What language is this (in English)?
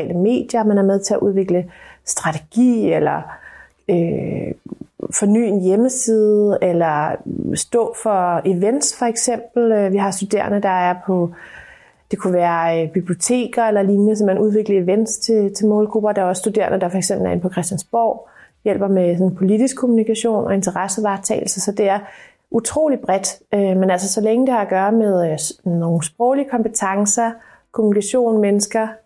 Danish